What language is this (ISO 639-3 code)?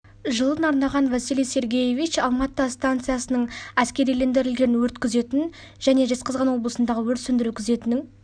kaz